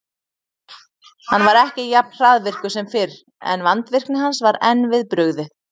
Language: Icelandic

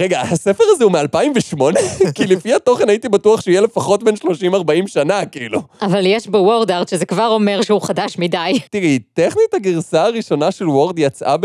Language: Hebrew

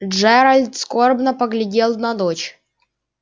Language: Russian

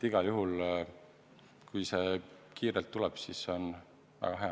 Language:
Estonian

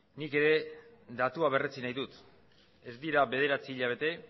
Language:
Basque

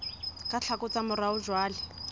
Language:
Southern Sotho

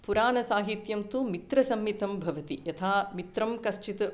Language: Sanskrit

